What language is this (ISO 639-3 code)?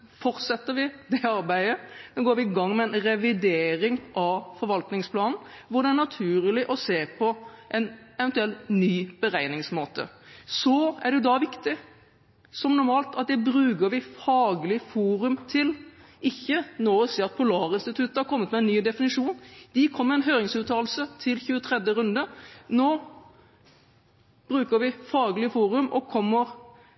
nob